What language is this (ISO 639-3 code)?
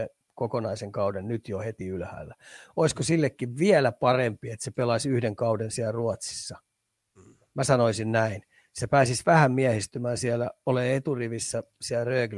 fin